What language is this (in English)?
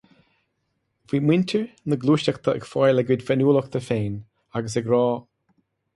Irish